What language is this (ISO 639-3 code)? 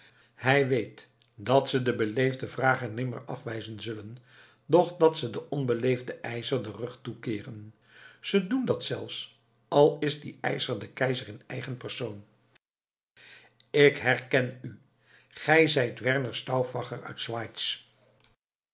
nld